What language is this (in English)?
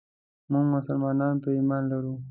Pashto